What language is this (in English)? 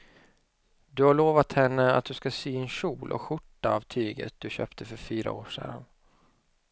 Swedish